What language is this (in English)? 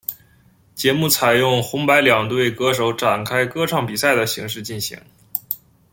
Chinese